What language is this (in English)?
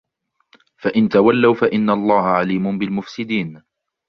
Arabic